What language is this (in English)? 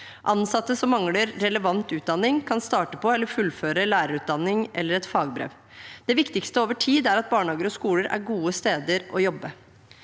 Norwegian